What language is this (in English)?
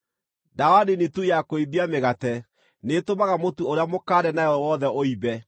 Kikuyu